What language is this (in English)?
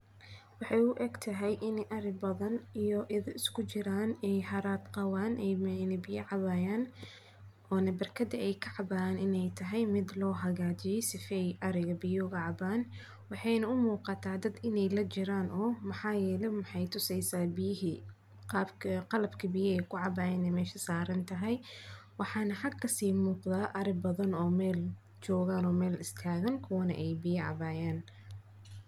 Somali